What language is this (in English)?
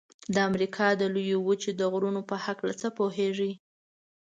Pashto